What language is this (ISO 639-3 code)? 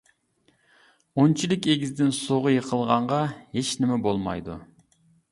uig